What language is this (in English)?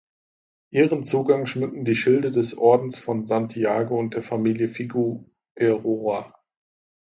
German